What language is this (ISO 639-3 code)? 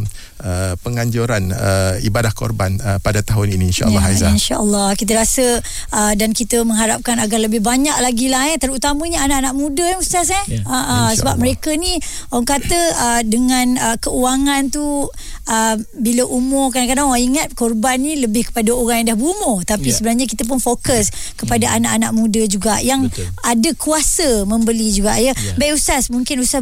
msa